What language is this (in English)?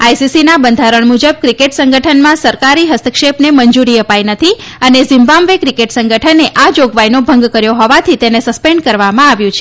Gujarati